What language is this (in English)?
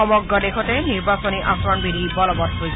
Assamese